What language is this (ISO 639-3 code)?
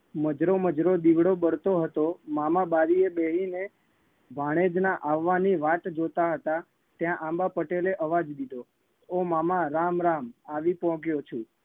guj